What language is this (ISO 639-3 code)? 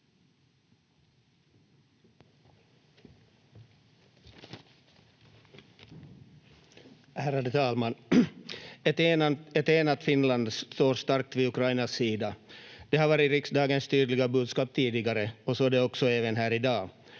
fin